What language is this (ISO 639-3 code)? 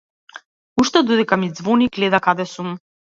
mkd